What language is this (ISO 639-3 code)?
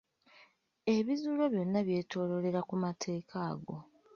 lug